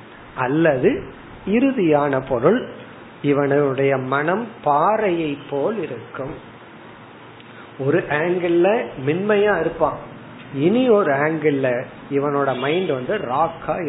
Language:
Tamil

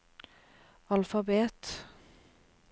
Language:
Norwegian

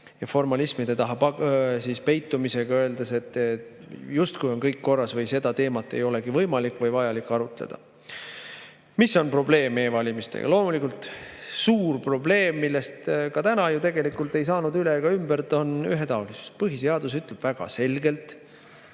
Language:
Estonian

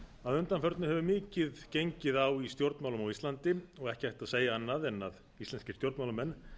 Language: Icelandic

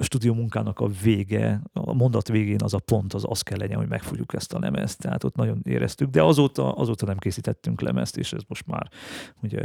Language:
Hungarian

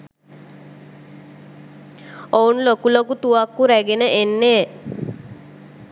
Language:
Sinhala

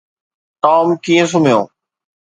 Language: Sindhi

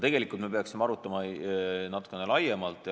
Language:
Estonian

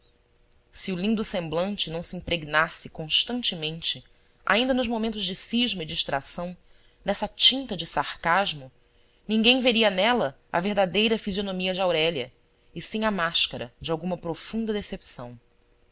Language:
Portuguese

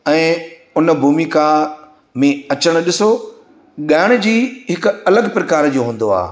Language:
Sindhi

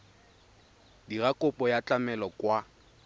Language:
Tswana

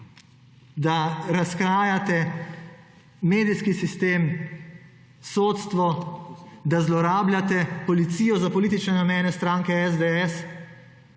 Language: Slovenian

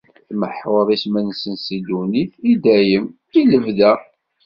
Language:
Kabyle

